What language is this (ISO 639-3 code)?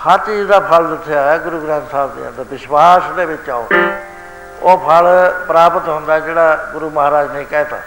pan